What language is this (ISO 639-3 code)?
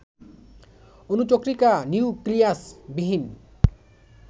ben